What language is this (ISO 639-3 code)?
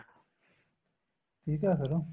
pan